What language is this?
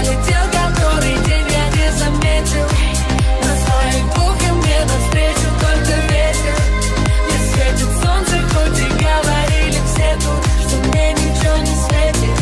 Russian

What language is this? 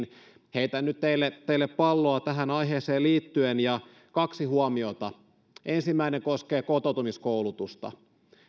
Finnish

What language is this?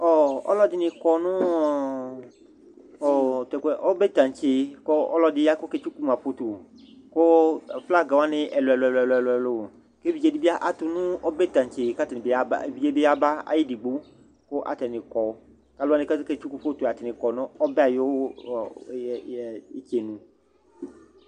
Ikposo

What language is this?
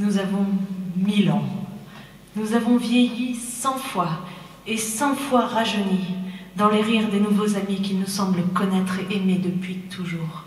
French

